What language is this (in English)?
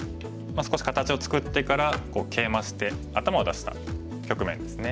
Japanese